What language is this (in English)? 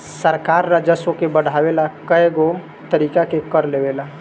Bhojpuri